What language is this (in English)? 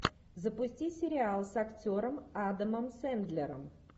Russian